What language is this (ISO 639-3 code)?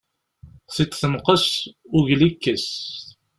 kab